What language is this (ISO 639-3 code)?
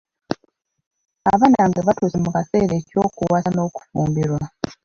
lug